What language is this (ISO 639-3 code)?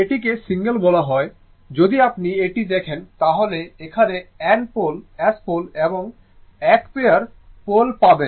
ben